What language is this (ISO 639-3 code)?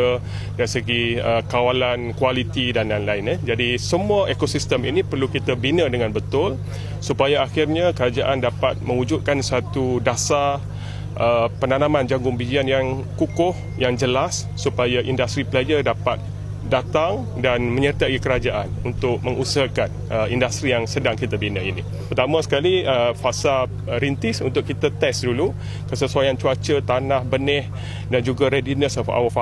msa